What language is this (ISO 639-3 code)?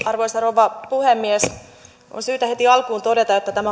fin